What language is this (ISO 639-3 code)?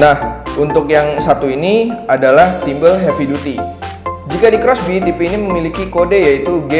ind